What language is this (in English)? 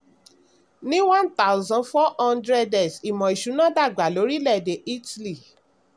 Yoruba